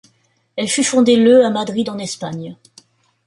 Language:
French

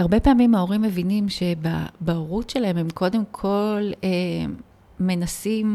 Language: Hebrew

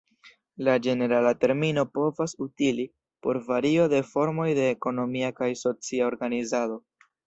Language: Esperanto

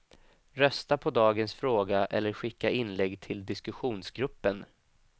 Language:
Swedish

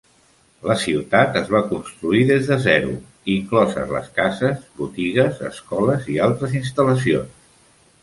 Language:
Catalan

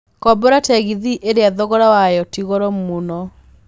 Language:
Kikuyu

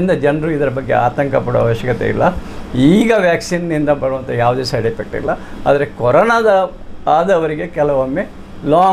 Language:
Kannada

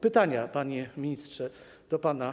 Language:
Polish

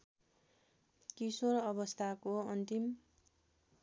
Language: Nepali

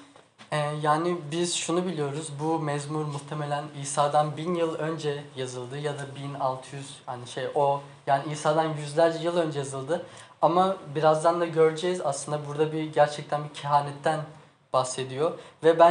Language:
Turkish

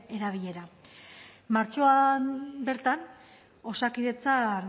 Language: Basque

